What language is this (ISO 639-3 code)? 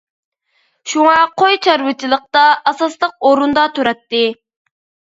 uig